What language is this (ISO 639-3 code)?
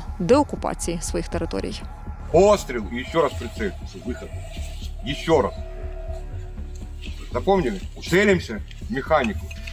ukr